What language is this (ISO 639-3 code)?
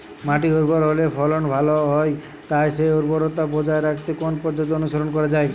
ben